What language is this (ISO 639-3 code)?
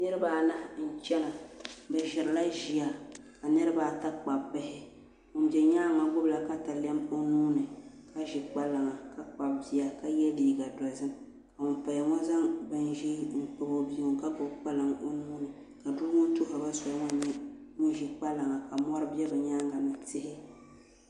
dag